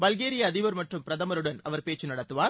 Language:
Tamil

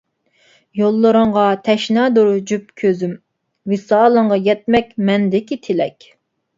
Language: Uyghur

